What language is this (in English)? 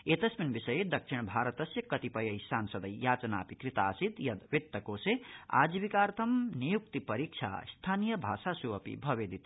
Sanskrit